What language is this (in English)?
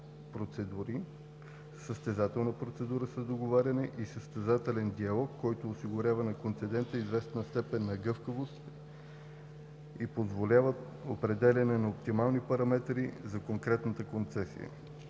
Bulgarian